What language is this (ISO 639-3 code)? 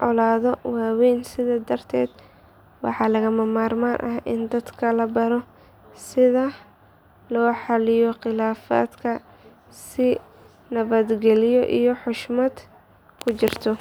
som